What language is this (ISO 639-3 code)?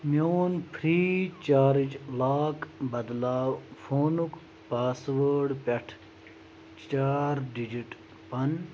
kas